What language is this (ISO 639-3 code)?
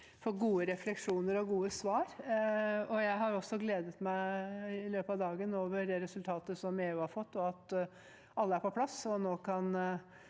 nor